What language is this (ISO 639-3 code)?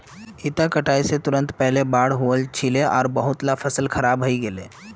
mag